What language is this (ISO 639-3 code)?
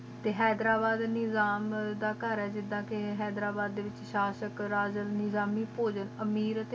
pan